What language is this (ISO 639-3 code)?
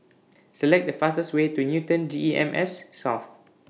eng